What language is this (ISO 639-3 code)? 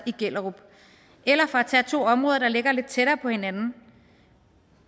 dan